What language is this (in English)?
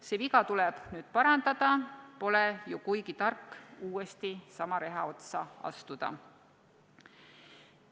Estonian